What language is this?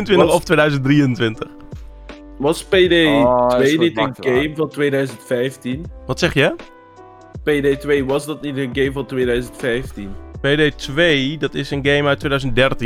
Dutch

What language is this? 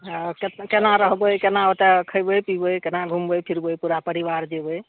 Maithili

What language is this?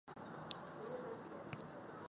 Chinese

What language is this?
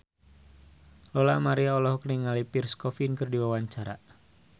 Sundanese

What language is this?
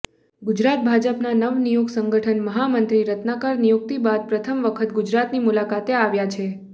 Gujarati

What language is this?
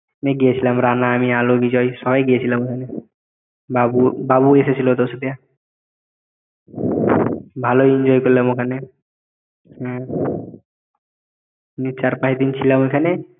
Bangla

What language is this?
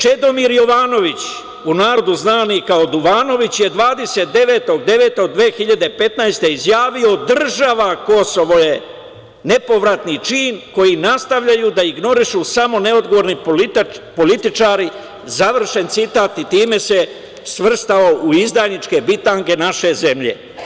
Serbian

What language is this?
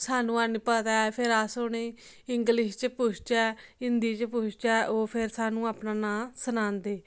Dogri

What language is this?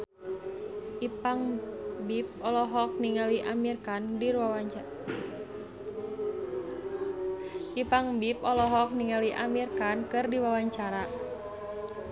Sundanese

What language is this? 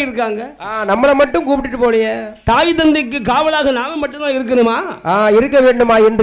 Arabic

